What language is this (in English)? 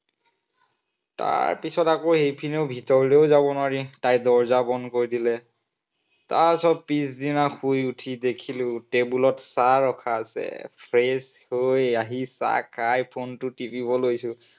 Assamese